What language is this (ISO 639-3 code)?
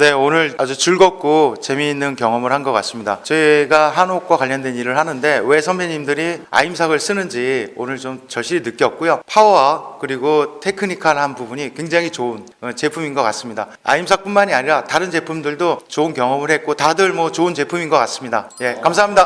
kor